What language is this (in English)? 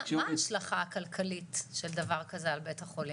Hebrew